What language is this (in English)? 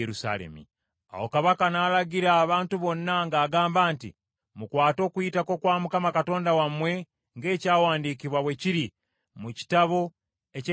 Ganda